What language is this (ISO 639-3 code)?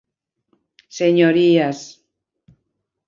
glg